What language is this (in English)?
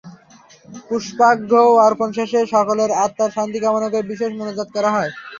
Bangla